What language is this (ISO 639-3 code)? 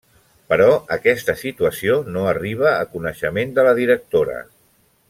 cat